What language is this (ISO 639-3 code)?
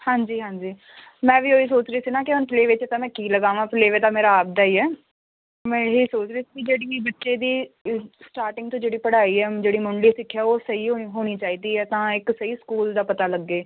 pan